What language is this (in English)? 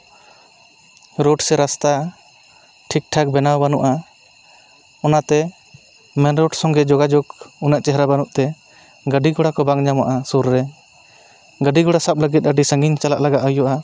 Santali